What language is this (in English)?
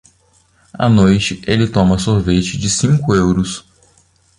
Portuguese